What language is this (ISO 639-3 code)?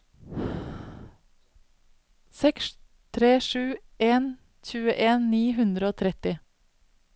nor